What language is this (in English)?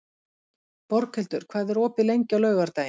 Icelandic